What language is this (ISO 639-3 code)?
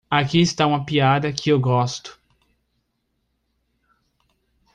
por